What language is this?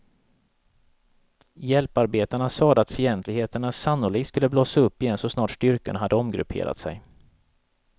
Swedish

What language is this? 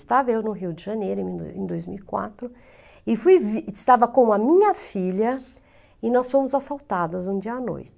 Portuguese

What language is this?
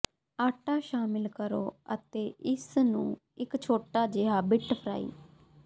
Punjabi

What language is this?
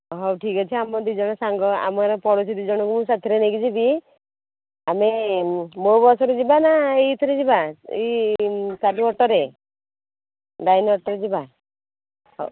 Odia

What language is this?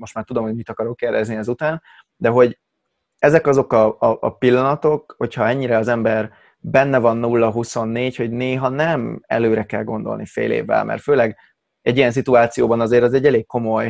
Hungarian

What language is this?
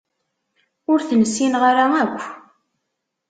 Kabyle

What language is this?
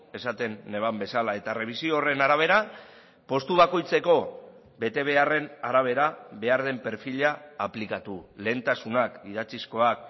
Basque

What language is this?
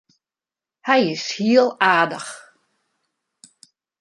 Western Frisian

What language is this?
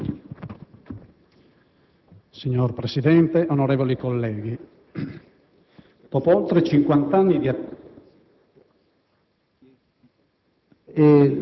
Italian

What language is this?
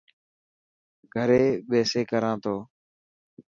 Dhatki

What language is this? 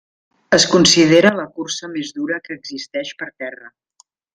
Catalan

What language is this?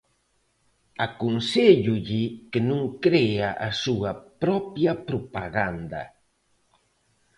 Galician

